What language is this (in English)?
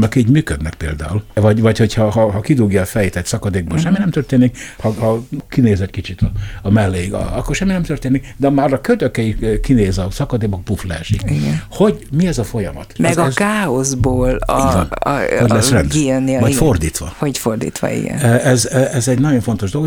Hungarian